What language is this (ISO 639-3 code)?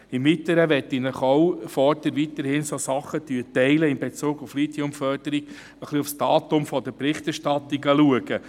gsw